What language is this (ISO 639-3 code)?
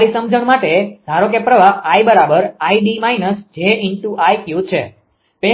guj